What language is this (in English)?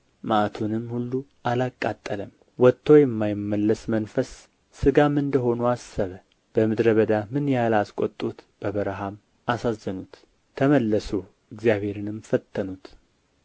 Amharic